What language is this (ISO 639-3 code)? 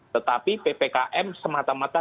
ind